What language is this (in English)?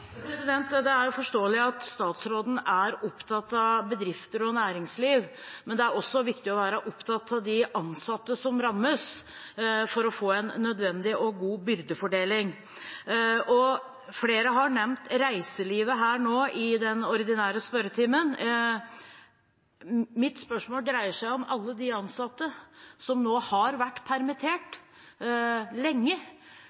Norwegian